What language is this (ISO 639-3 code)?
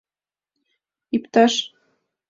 chm